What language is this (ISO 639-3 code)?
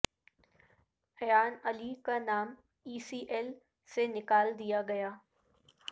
urd